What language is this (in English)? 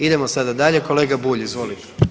Croatian